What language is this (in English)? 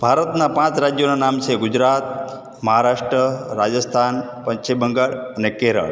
Gujarati